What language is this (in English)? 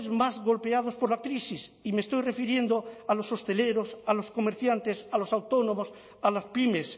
Spanish